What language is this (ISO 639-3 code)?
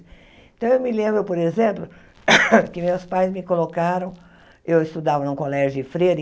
por